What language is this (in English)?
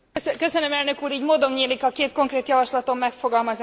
Hungarian